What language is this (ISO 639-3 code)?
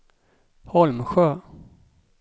swe